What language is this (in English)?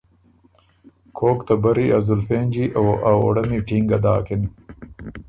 Ormuri